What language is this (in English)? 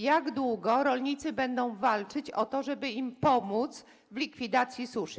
Polish